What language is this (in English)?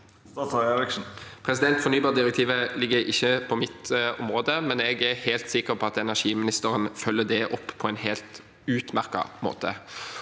Norwegian